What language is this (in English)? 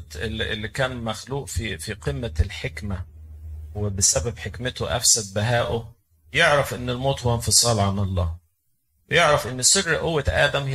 Arabic